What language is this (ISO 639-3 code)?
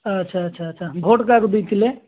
ori